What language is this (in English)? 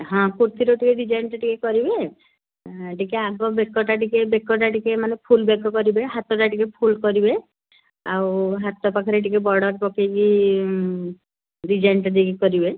Odia